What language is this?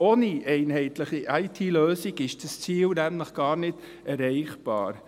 Swiss German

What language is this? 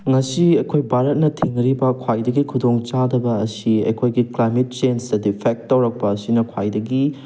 Manipuri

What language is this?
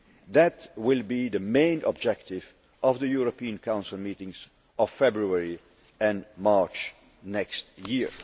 English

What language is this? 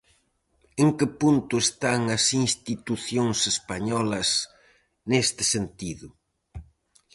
Galician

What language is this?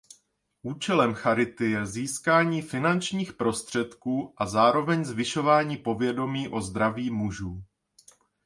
Czech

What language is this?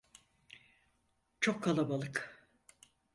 Turkish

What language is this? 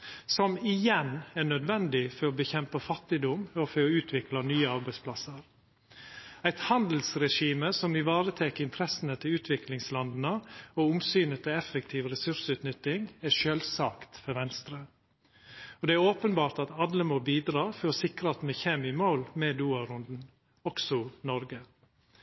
Norwegian Nynorsk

